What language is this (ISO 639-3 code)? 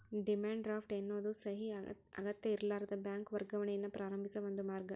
kan